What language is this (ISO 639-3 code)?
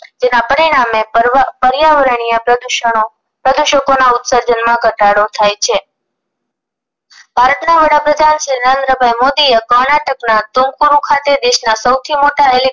guj